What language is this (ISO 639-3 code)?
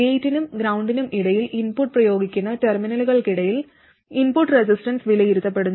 mal